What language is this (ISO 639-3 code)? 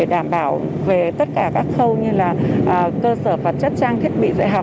vie